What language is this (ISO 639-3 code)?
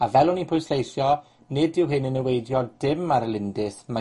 cym